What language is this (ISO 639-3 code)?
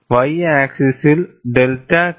mal